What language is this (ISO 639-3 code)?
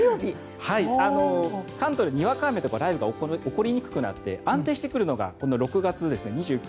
jpn